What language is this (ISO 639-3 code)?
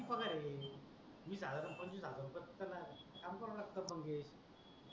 mar